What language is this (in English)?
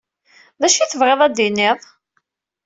Kabyle